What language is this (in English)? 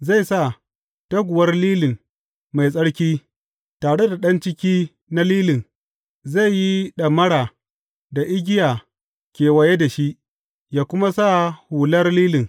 Hausa